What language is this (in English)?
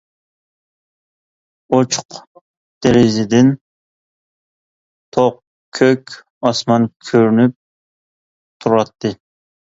Uyghur